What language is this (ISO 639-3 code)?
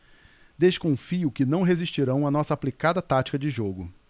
por